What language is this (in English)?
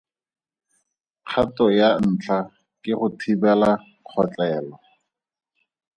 Tswana